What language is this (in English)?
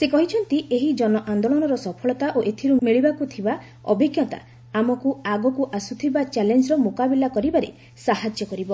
Odia